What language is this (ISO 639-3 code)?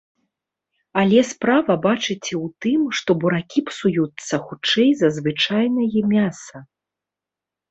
bel